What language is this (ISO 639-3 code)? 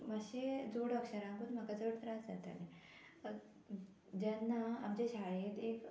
kok